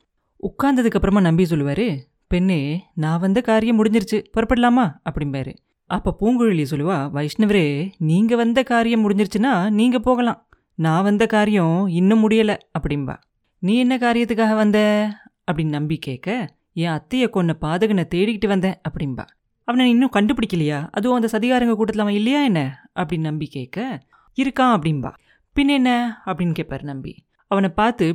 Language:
Tamil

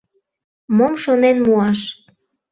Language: Mari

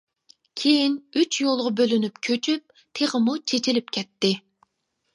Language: Uyghur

